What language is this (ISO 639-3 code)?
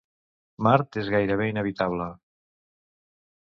cat